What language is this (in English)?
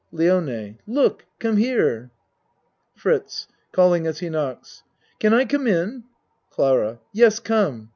English